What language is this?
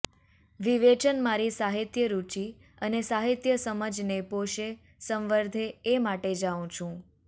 Gujarati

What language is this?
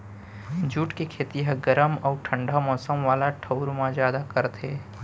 Chhattisgarhi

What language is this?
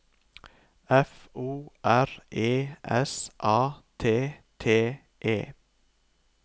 Norwegian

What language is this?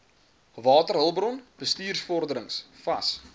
Afrikaans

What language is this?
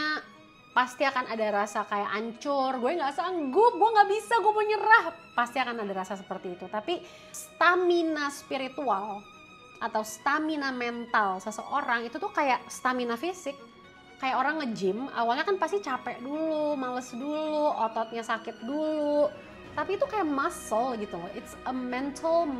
Indonesian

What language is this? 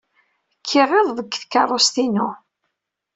Kabyle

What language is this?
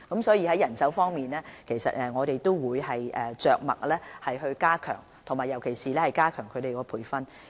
Cantonese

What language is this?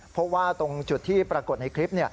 Thai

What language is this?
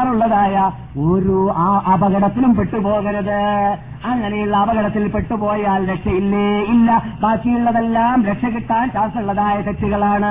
Malayalam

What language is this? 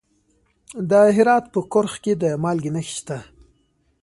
Pashto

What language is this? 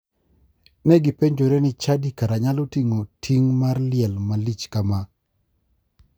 Luo (Kenya and Tanzania)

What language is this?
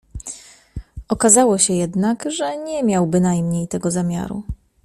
Polish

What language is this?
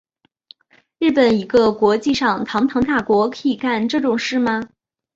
Chinese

